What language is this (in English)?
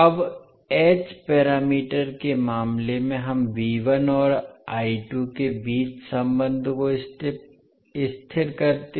Hindi